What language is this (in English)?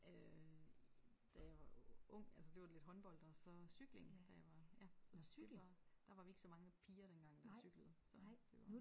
Danish